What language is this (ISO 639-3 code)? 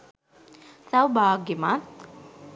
sin